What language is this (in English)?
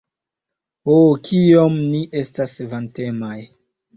Esperanto